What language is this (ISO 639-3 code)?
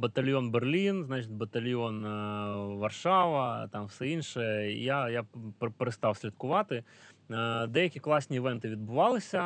ukr